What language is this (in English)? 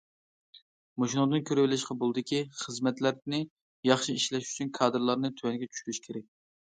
Uyghur